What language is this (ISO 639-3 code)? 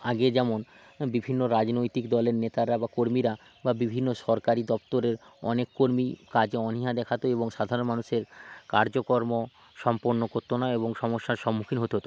ben